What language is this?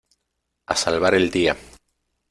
Spanish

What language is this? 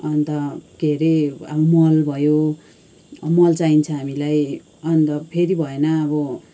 Nepali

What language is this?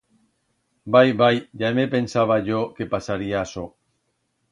Aragonese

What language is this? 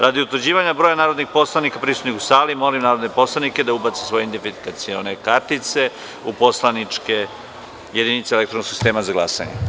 Serbian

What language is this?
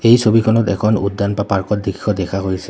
Assamese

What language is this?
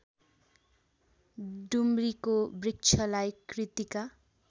Nepali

